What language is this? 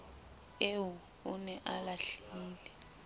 Southern Sotho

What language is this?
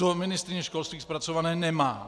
Czech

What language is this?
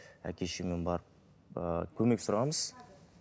Kazakh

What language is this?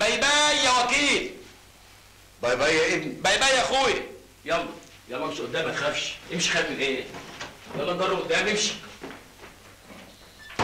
Arabic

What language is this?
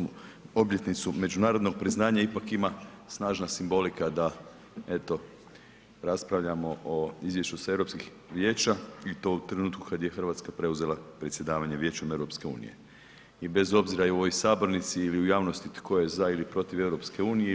Croatian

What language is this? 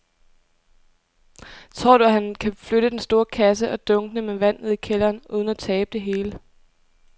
Danish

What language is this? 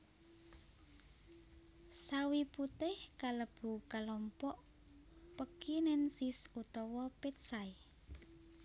Javanese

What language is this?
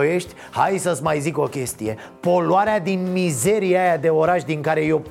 Romanian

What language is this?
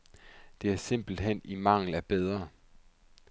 Danish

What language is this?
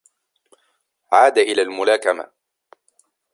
Arabic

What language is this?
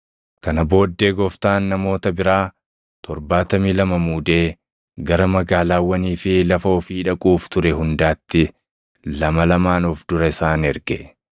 Oromo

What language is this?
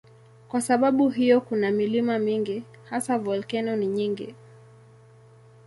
Swahili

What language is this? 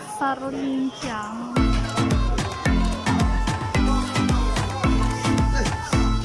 Indonesian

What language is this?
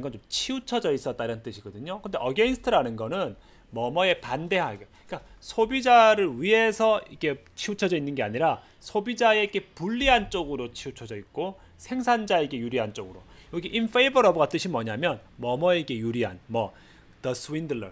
Korean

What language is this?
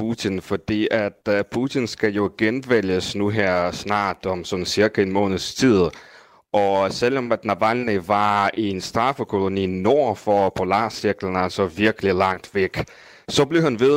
Danish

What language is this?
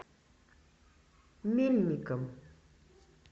Russian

